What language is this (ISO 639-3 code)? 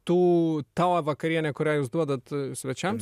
lit